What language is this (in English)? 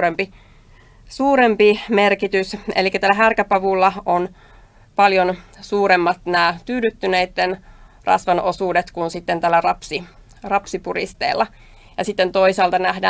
Finnish